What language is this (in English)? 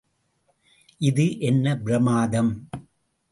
Tamil